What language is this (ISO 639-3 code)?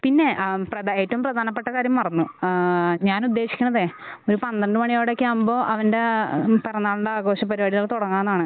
mal